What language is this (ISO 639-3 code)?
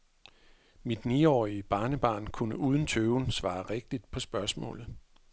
dan